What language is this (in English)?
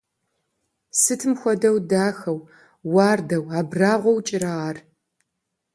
Kabardian